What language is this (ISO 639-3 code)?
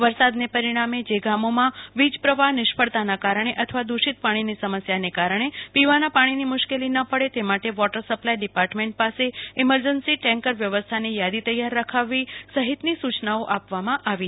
guj